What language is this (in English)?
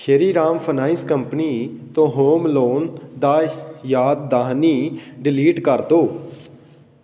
Punjabi